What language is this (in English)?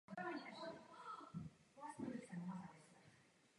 Czech